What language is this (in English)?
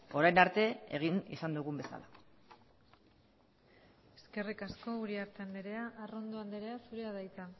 Basque